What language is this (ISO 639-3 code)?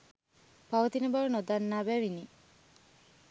sin